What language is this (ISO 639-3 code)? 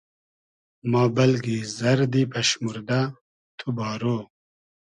haz